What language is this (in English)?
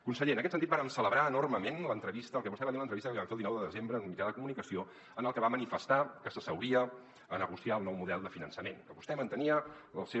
Catalan